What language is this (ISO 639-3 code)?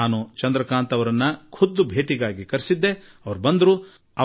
kan